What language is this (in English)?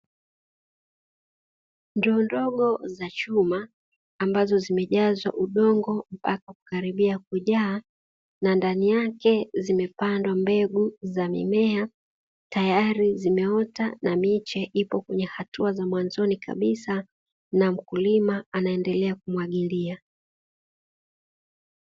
Swahili